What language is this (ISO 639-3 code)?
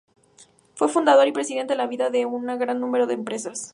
spa